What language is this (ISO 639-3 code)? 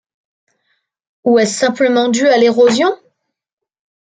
fra